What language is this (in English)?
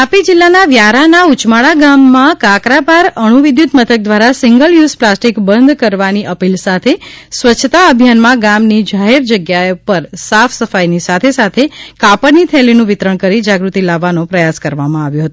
Gujarati